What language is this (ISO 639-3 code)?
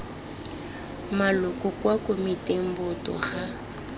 tsn